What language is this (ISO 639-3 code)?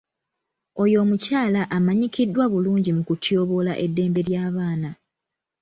lug